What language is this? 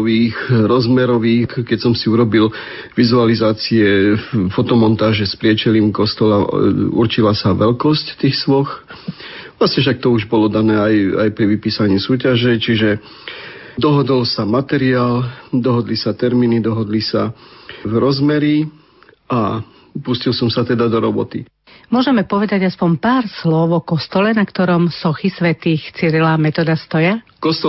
Slovak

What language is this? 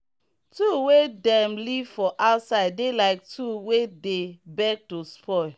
Nigerian Pidgin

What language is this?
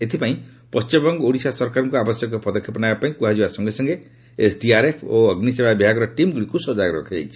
Odia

